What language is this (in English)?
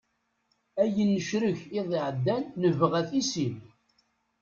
Kabyle